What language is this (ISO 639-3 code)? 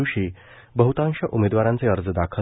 mar